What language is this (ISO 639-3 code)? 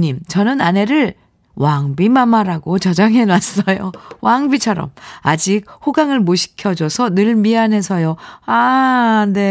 kor